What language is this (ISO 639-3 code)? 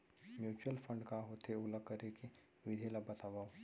hne